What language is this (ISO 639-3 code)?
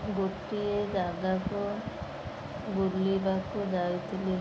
ori